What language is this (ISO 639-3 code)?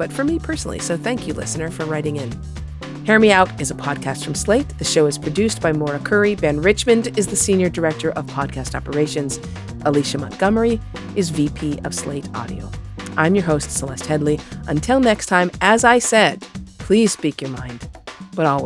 eng